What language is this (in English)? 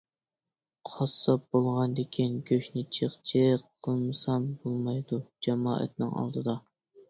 Uyghur